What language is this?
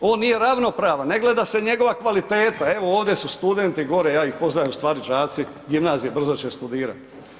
Croatian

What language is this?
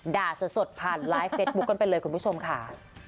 Thai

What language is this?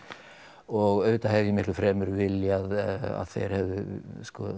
Icelandic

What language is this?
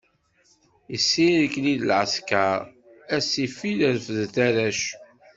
Kabyle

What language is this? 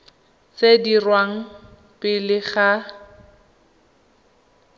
Tswana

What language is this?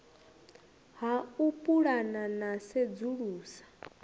Venda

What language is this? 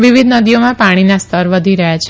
Gujarati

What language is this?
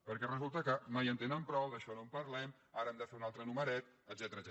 Catalan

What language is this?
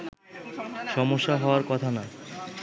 Bangla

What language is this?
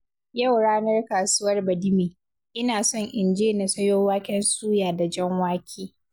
Hausa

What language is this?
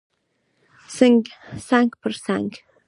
Pashto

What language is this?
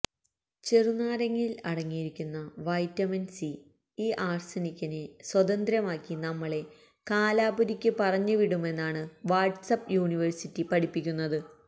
Malayalam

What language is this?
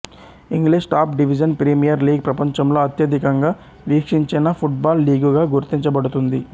Telugu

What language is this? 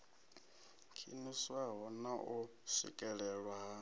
Venda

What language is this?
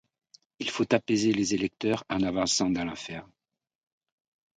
French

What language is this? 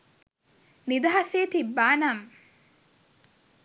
Sinhala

